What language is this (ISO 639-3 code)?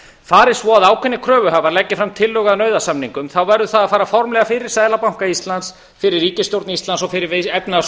isl